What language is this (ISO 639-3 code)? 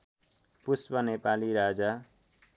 nep